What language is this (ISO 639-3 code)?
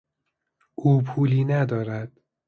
fas